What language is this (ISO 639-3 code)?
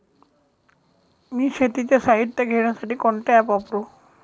mar